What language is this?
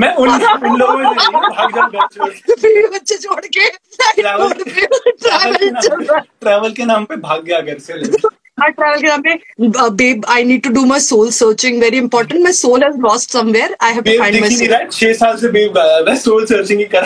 Hindi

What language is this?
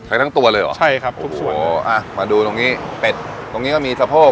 Thai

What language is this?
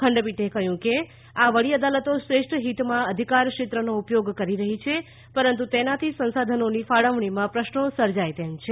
Gujarati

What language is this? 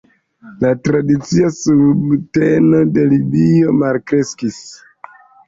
Esperanto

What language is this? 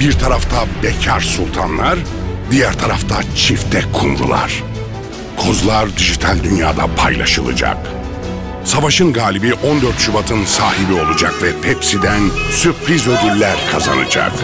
Turkish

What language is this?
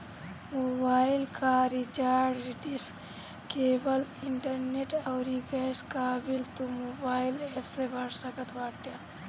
Bhojpuri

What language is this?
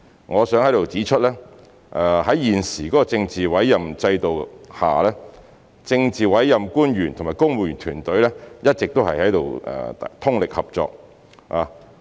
Cantonese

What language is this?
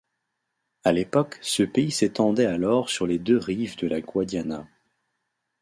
French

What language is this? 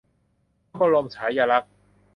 Thai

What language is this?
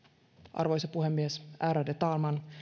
Finnish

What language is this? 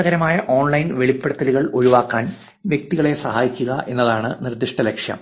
Malayalam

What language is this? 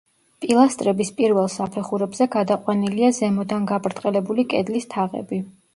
Georgian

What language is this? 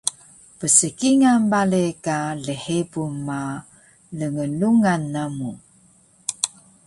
Taroko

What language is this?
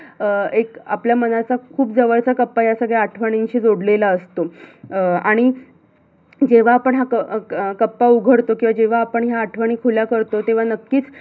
Marathi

